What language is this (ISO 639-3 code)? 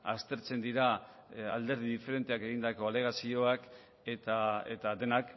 eus